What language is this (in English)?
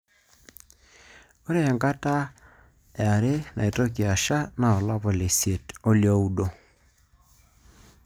Masai